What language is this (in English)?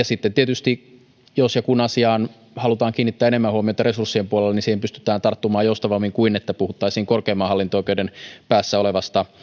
Finnish